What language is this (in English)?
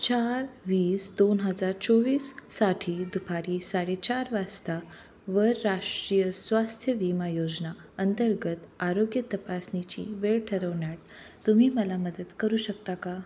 Marathi